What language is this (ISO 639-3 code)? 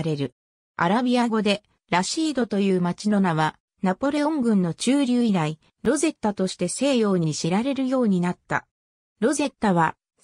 jpn